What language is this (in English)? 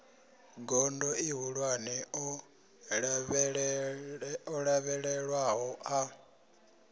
Venda